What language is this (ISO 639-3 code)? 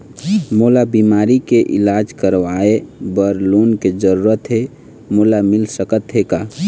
hne